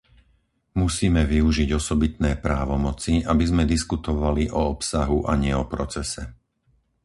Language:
Slovak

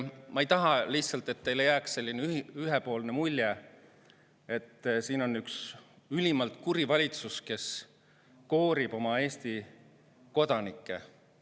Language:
Estonian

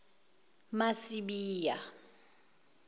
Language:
Zulu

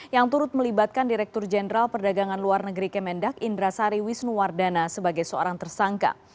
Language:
Indonesian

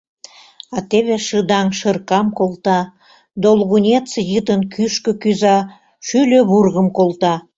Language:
Mari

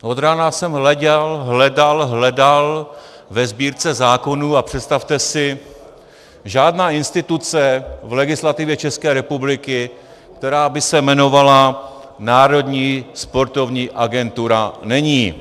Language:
Czech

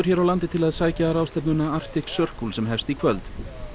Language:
Icelandic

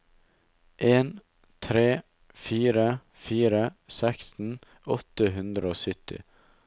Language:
Norwegian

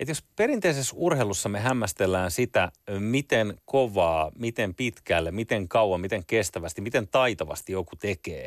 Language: Finnish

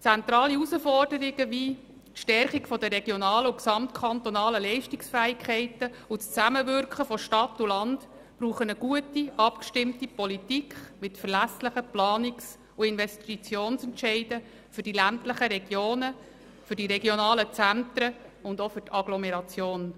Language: Swiss German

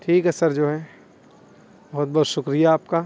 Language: Urdu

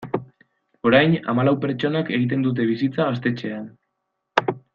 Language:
Basque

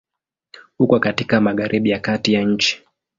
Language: Swahili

